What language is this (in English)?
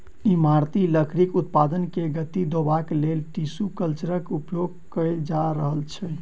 Maithili